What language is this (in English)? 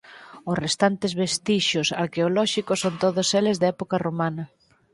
Galician